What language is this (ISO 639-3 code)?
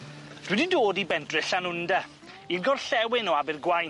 cym